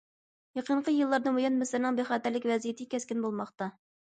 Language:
Uyghur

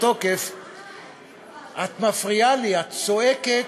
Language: Hebrew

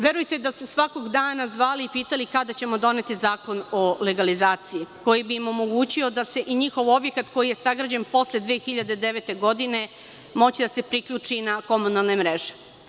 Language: Serbian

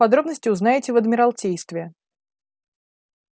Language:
Russian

